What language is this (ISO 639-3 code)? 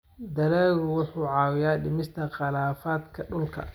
som